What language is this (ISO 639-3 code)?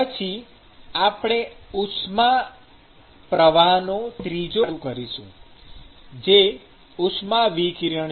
guj